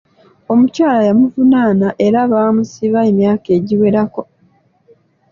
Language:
Ganda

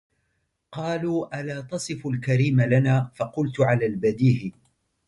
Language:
Arabic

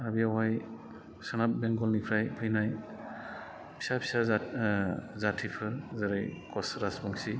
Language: Bodo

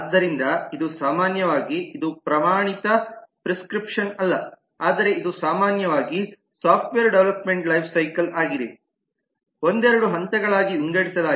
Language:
Kannada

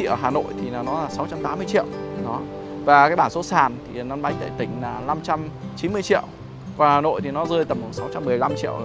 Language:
Vietnamese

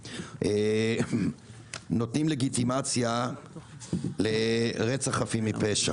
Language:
Hebrew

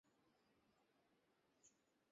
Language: Bangla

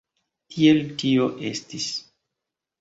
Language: Esperanto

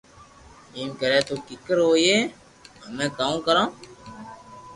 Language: Loarki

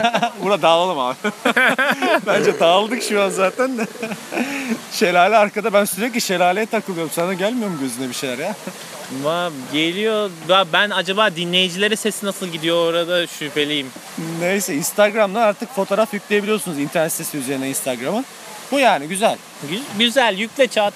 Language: Turkish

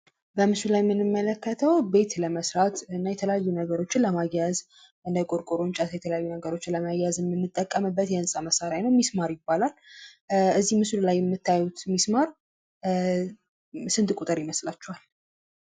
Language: Amharic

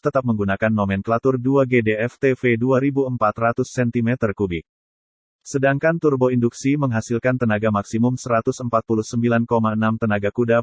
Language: Indonesian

